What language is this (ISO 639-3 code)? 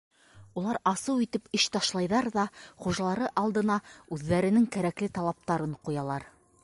bak